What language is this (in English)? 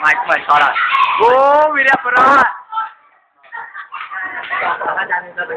Vietnamese